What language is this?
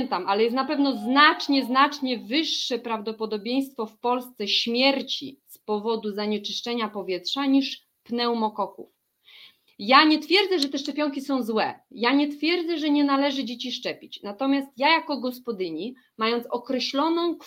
Polish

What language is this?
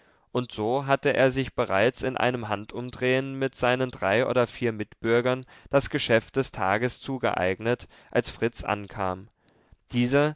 German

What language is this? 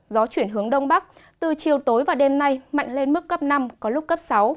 Vietnamese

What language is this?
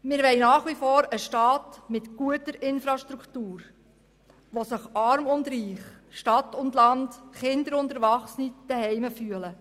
Swiss German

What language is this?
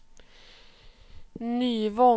Swedish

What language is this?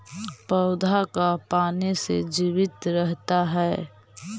Magahi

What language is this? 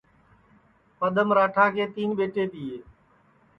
Sansi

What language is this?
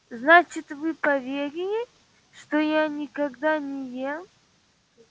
Russian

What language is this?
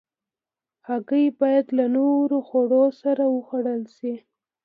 Pashto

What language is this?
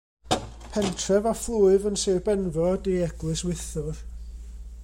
Welsh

